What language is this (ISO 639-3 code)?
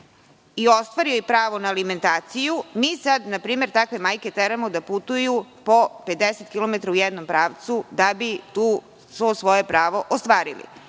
srp